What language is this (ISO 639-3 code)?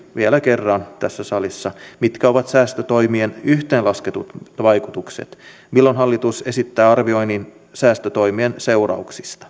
fin